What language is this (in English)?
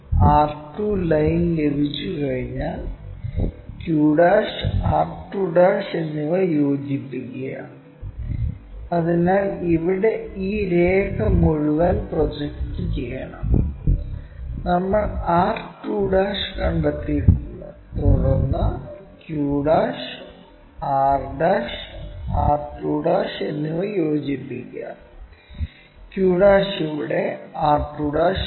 Malayalam